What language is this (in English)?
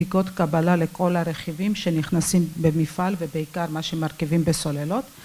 Hebrew